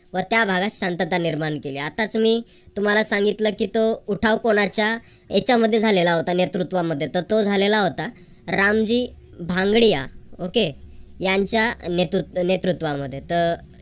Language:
Marathi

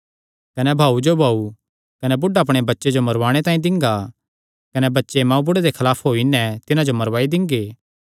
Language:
Kangri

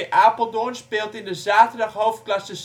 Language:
Dutch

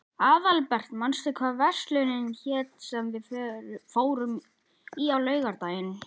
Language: Icelandic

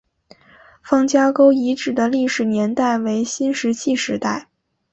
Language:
Chinese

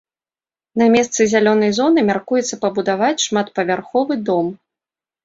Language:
Belarusian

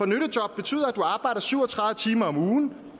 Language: Danish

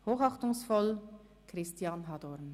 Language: Swiss German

